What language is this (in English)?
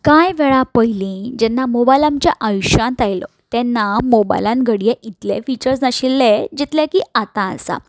Konkani